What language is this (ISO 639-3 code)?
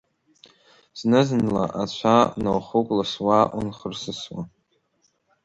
abk